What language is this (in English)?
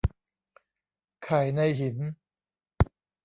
Thai